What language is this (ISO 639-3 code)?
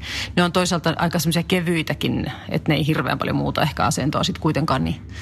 fin